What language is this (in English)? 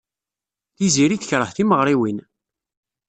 Kabyle